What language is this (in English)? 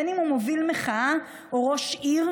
Hebrew